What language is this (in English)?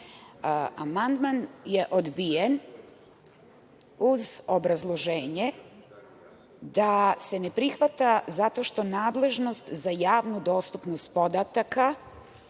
Serbian